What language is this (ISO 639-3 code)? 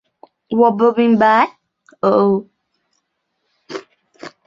zho